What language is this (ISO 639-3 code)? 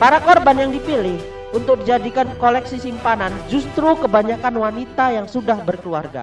ind